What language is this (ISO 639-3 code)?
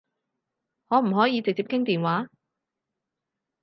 yue